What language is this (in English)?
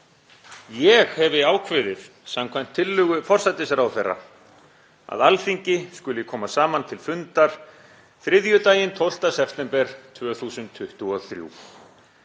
Icelandic